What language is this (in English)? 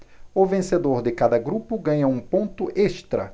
Portuguese